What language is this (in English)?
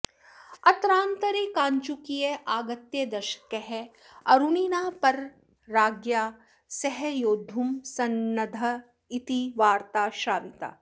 Sanskrit